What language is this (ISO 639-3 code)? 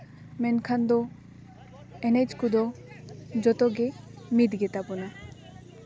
sat